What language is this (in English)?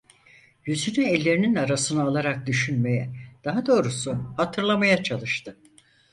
Turkish